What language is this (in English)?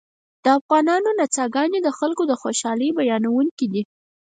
Pashto